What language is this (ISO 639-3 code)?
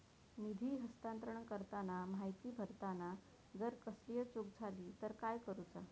mar